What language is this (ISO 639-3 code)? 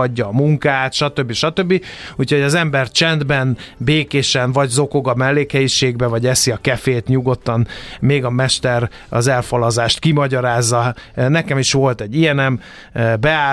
hun